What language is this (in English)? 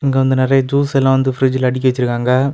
Tamil